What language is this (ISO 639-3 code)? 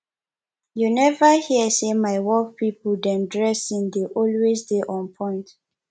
pcm